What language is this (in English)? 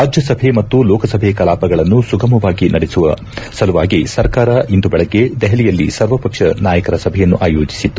Kannada